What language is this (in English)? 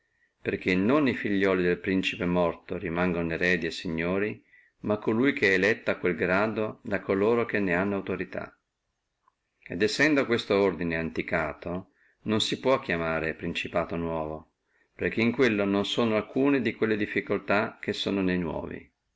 Italian